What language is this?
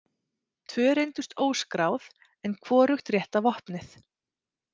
Icelandic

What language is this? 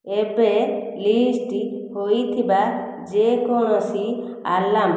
Odia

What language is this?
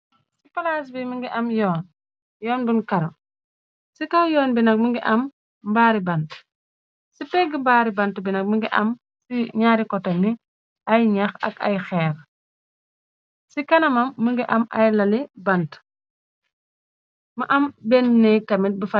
Wolof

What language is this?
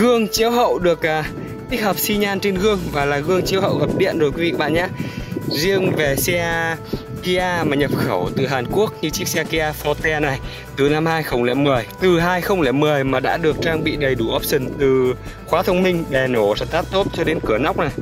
Vietnamese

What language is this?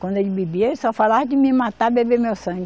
Portuguese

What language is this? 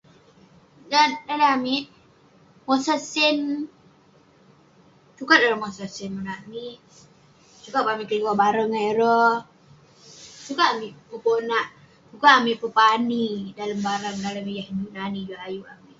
Western Penan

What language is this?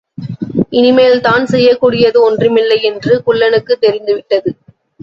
Tamil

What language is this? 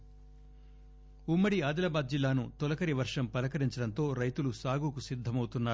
Telugu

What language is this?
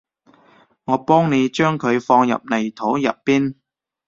Cantonese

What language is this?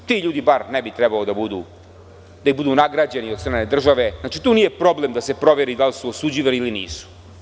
Serbian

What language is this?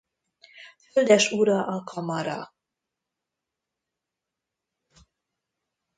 Hungarian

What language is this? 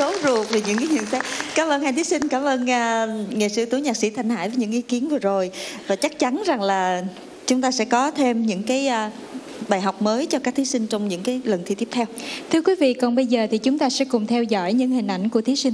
Vietnamese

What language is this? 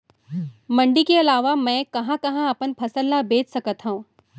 Chhattisgarhi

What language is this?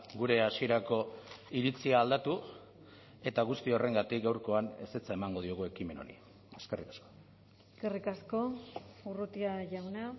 Basque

